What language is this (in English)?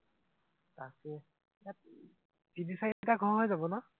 Assamese